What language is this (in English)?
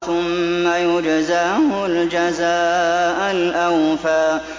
Arabic